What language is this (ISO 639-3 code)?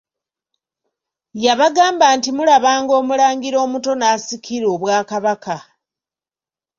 lug